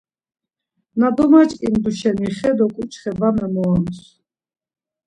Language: Laz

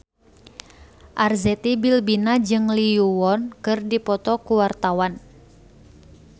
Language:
Sundanese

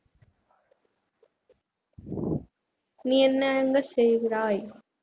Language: Tamil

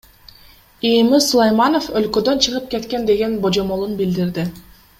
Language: Kyrgyz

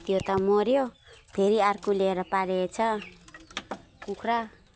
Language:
Nepali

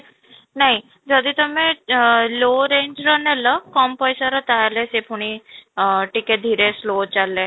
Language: Odia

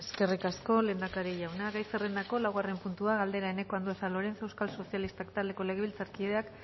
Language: Basque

